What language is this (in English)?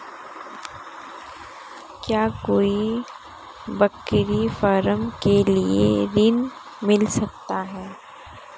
Hindi